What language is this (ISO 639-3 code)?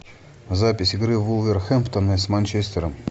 rus